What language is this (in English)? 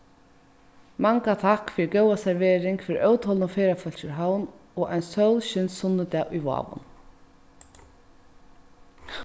Faroese